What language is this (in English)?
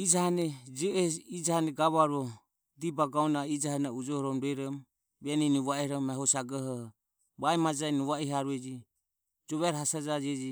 Ömie